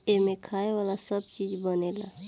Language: Bhojpuri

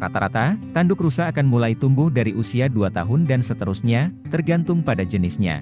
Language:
Indonesian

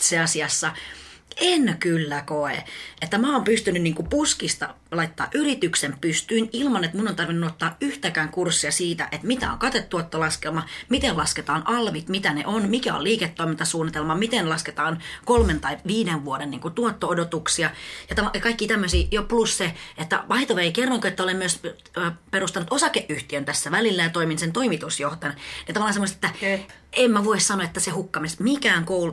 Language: Finnish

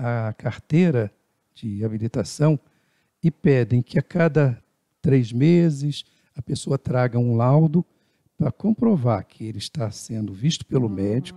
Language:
Portuguese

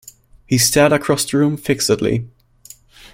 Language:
English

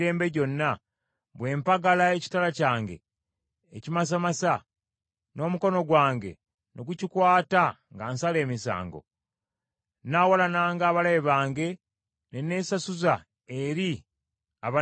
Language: Ganda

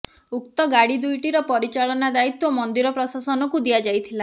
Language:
Odia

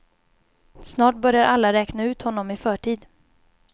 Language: Swedish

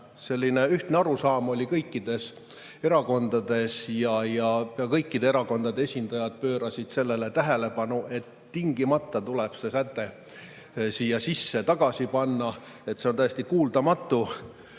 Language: Estonian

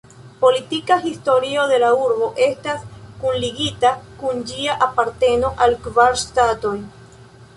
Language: Esperanto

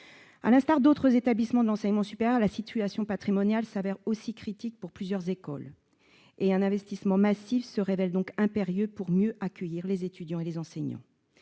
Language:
French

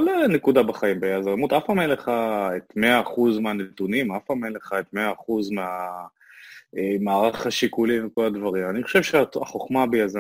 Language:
Hebrew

